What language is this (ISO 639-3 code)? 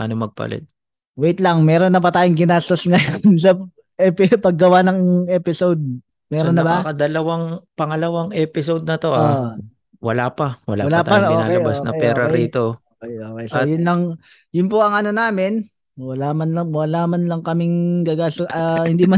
fil